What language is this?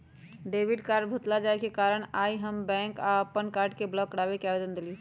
Magahi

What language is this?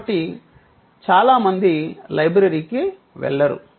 Telugu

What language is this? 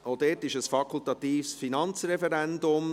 Swiss German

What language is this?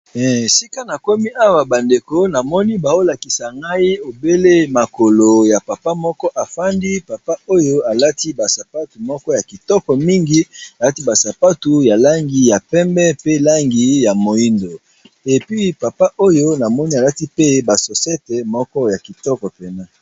Lingala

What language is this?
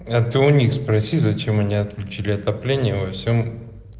Russian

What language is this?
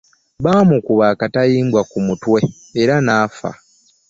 Ganda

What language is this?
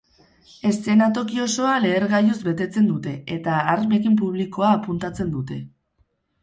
Basque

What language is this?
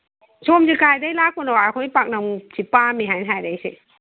Manipuri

